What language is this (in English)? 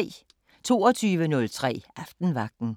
Danish